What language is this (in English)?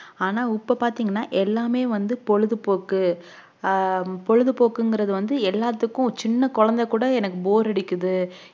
Tamil